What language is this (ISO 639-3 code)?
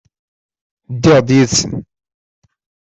kab